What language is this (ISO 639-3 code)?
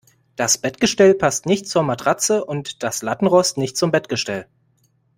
deu